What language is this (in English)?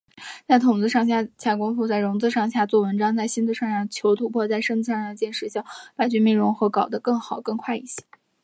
Chinese